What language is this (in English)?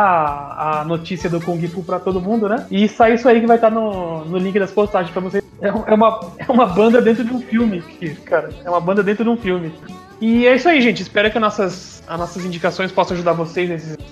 Portuguese